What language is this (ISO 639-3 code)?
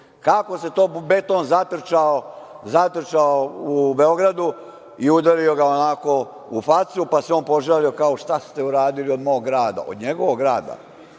srp